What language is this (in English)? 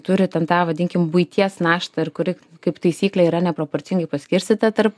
Lithuanian